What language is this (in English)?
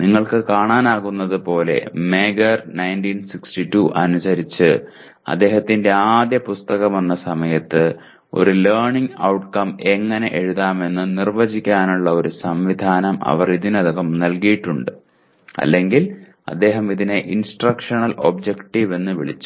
Malayalam